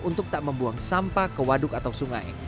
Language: Indonesian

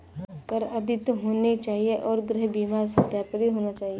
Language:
Hindi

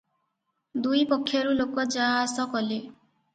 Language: Odia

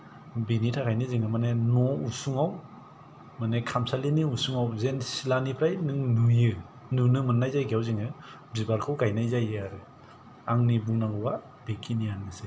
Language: Bodo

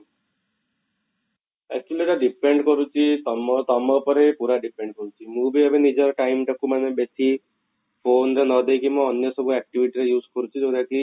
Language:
Odia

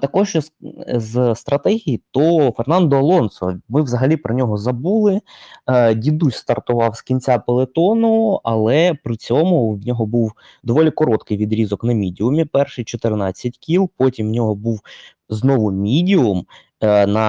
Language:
Ukrainian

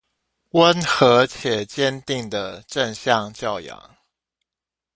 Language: Chinese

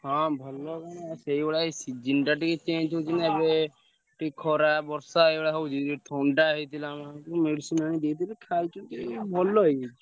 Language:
Odia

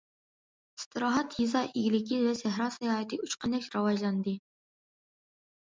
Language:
Uyghur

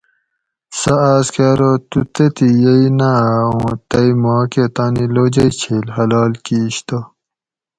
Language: Gawri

